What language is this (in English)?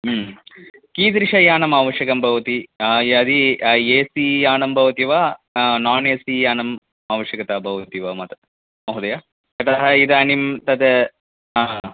Sanskrit